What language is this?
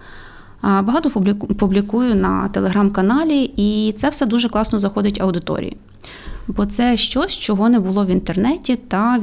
Ukrainian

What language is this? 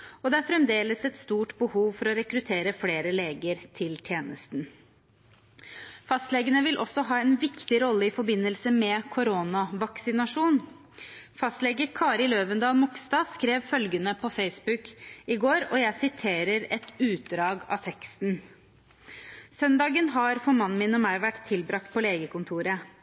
Norwegian Bokmål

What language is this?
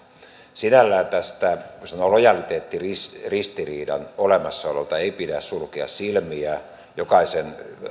Finnish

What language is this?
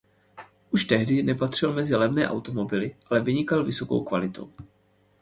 Czech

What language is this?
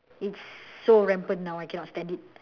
English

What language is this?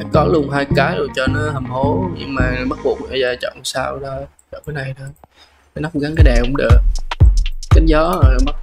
Vietnamese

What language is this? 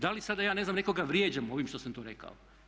Croatian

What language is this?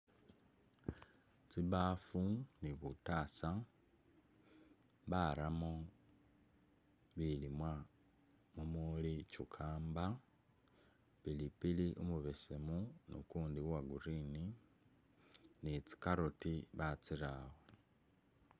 Masaaba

